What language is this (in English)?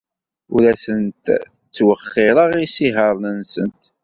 Kabyle